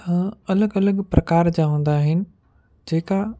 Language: Sindhi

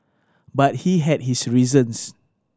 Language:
English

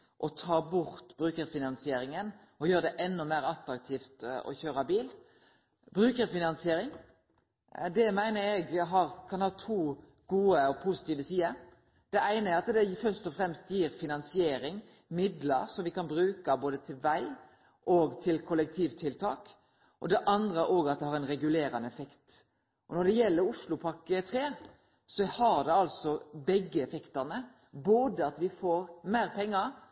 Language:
Norwegian Nynorsk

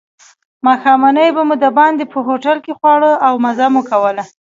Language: Pashto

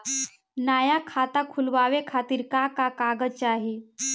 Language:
Bhojpuri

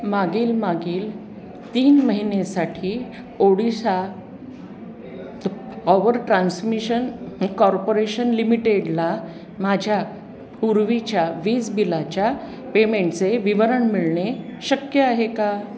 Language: Marathi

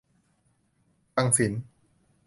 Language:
Thai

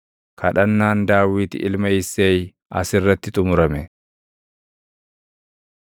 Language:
Oromo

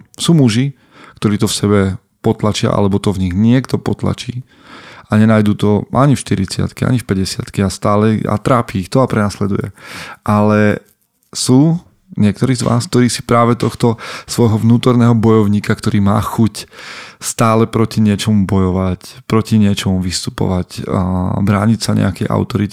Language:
Slovak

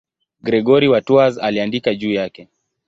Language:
Swahili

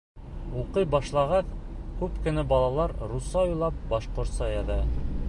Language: Bashkir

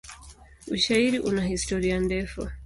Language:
Swahili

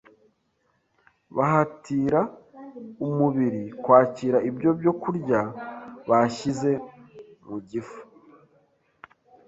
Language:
Kinyarwanda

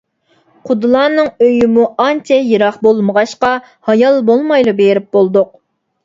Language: Uyghur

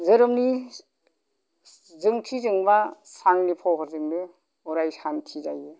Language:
Bodo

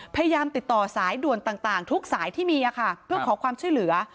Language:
Thai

